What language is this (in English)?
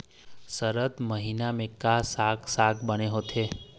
Chhattisgarhi